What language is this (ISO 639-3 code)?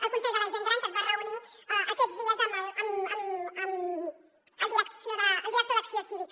cat